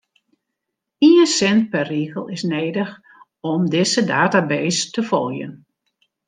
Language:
Western Frisian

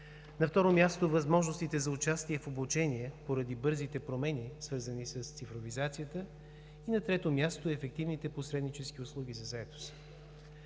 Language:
Bulgarian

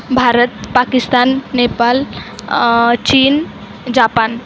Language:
Marathi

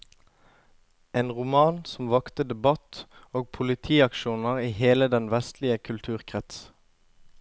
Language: Norwegian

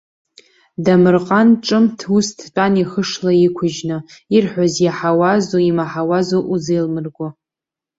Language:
Abkhazian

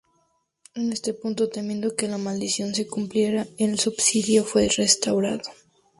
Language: Spanish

